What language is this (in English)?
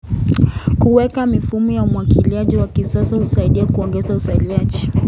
Kalenjin